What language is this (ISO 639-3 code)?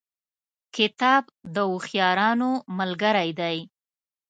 pus